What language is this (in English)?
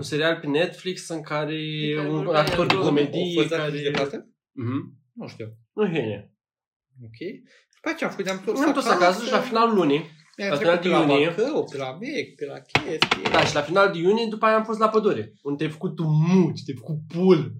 Romanian